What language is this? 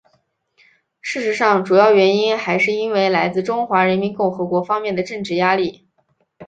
Chinese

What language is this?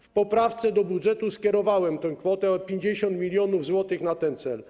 Polish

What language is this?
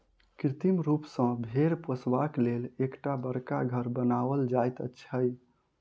Maithili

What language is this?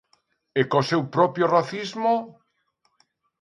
Galician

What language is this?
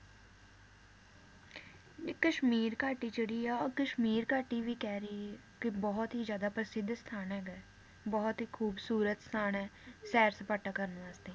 Punjabi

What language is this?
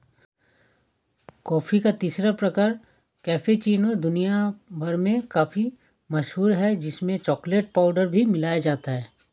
Hindi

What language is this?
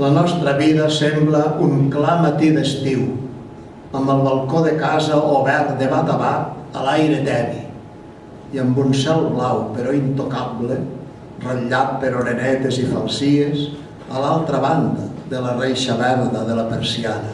Catalan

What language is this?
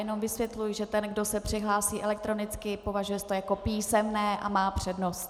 Czech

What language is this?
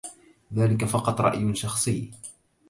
Arabic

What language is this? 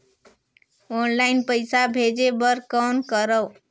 Chhattisgarhi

